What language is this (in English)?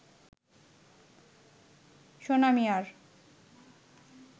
Bangla